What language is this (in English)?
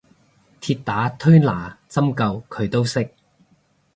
Cantonese